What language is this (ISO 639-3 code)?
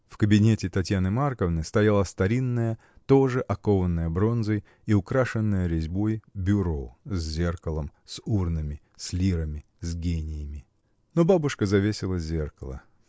rus